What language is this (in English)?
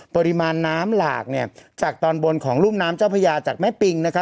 Thai